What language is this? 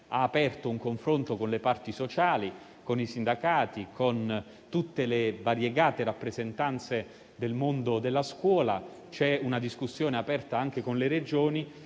Italian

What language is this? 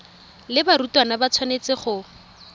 Tswana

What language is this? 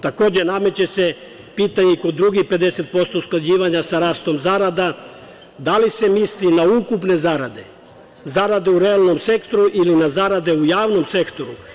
Serbian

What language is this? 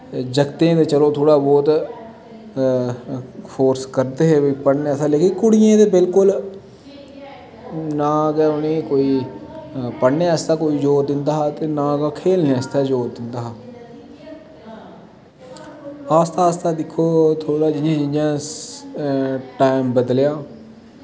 Dogri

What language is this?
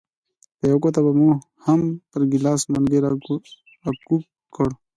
Pashto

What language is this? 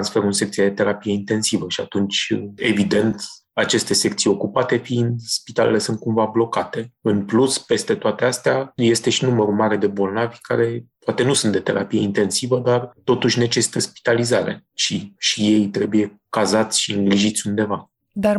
Romanian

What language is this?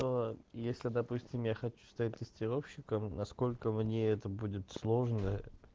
Russian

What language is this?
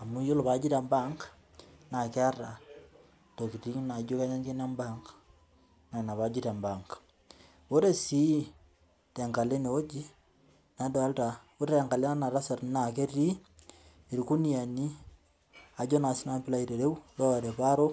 Masai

